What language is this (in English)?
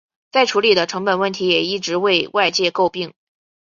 Chinese